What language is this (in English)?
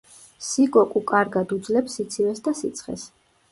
Georgian